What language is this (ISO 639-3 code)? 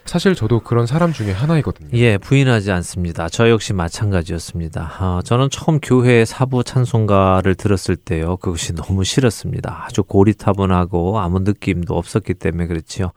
kor